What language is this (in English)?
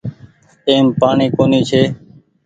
Goaria